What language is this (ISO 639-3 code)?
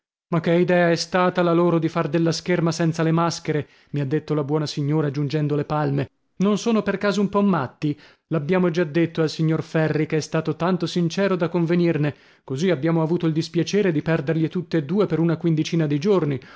ita